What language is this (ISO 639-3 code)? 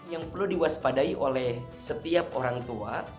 ind